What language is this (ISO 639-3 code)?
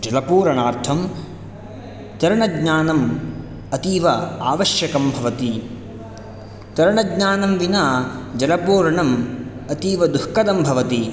san